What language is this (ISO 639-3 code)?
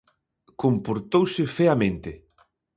glg